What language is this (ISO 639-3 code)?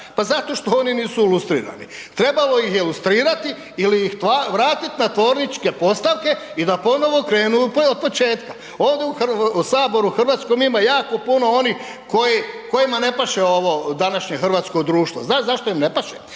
hrv